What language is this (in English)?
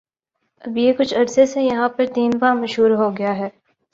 Urdu